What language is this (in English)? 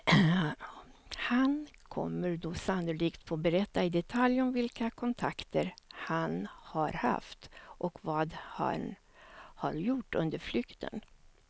Swedish